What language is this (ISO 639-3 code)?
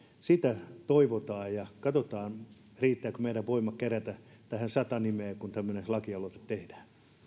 fin